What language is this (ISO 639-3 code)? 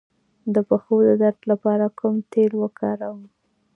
pus